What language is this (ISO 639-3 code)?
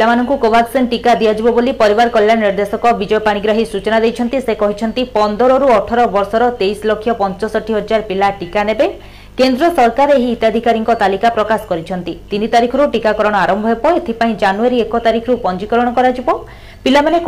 hin